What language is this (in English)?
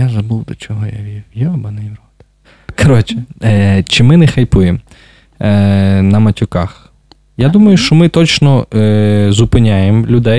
Ukrainian